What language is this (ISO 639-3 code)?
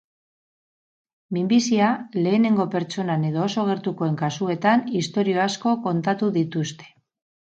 eus